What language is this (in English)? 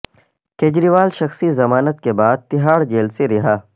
Urdu